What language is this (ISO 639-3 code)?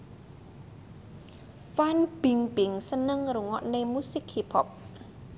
jav